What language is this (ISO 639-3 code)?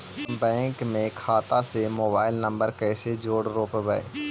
mag